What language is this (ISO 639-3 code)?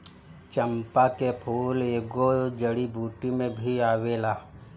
bho